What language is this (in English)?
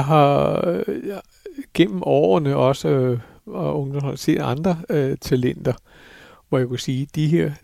Danish